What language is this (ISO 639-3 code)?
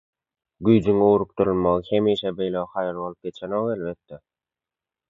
tuk